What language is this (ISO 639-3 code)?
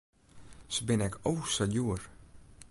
fry